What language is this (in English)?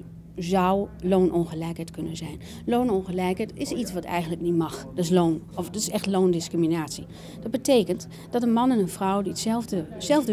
Dutch